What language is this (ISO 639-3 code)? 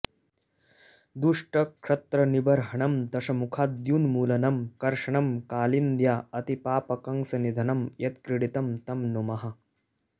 san